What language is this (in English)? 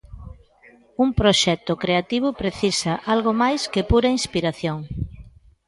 Galician